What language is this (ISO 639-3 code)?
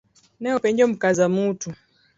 luo